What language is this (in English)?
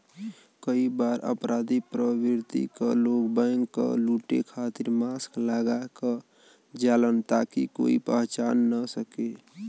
Bhojpuri